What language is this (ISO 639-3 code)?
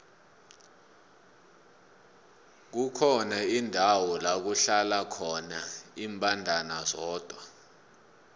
nbl